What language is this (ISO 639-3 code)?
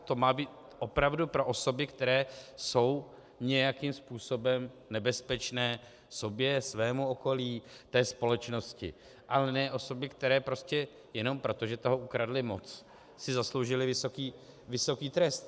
ces